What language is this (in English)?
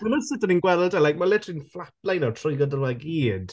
Welsh